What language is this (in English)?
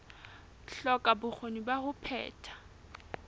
Southern Sotho